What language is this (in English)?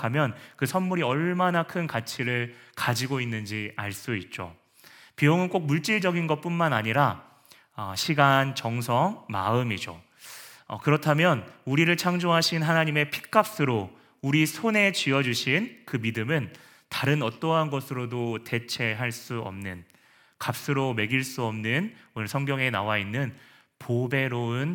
Korean